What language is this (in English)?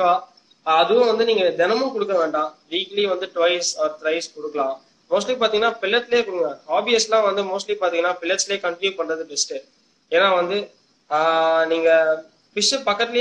Tamil